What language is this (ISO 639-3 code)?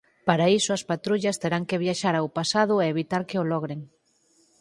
glg